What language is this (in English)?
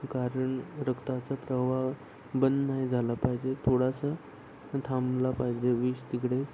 Marathi